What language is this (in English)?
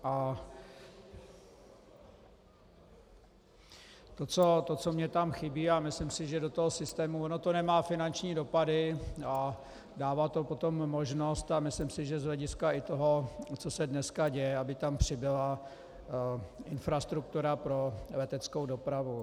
Czech